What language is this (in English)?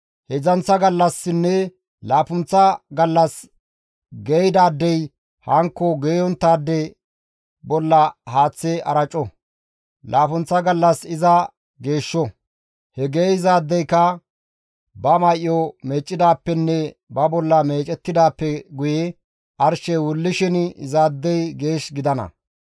Gamo